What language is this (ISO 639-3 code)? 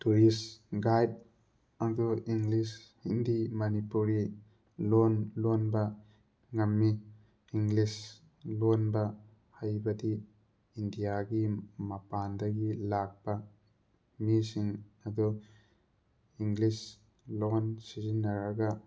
mni